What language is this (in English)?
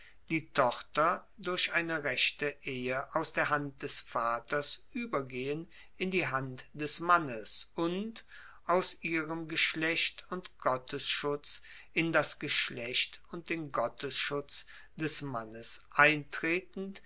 German